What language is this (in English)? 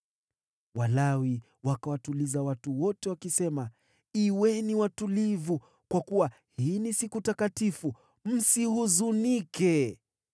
Swahili